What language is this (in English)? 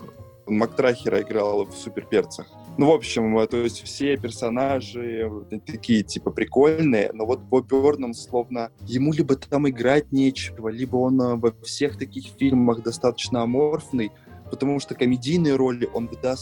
Russian